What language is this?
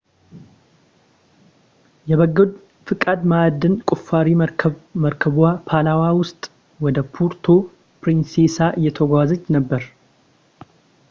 Amharic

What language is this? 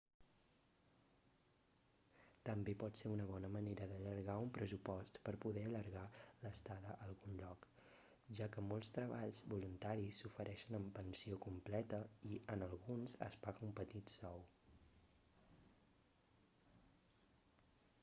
Catalan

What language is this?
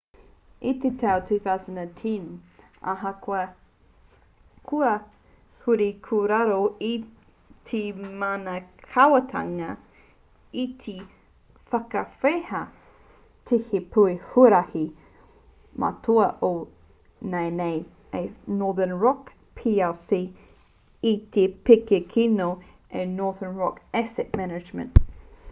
Māori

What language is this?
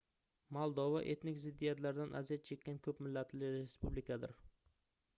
Uzbek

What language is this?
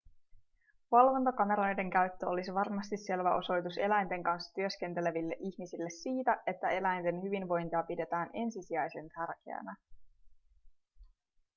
Finnish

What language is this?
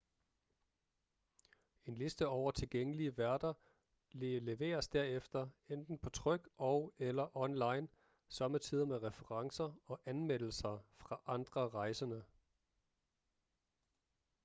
Danish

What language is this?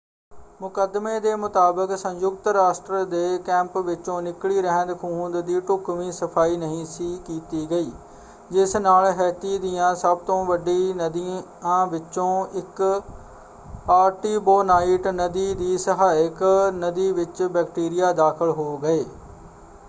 Punjabi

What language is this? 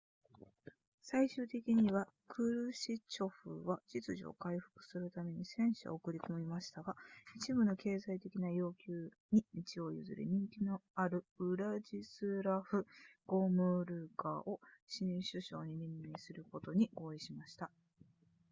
Japanese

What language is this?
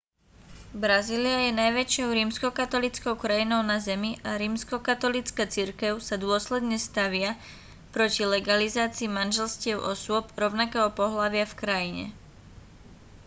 Slovak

